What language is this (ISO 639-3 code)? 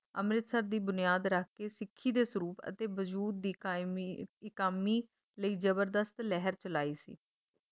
pan